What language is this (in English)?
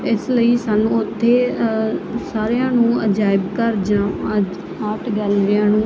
Punjabi